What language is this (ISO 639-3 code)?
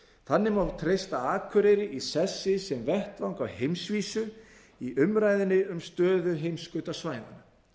isl